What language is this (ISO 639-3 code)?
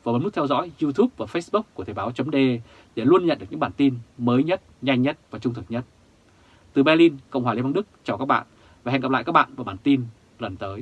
vie